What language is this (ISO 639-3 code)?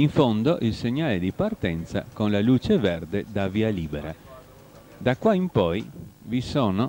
ita